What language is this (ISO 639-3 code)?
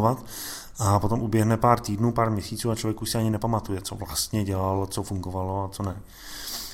ces